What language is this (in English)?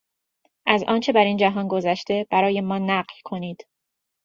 Persian